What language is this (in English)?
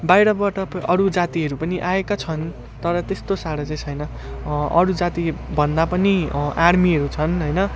Nepali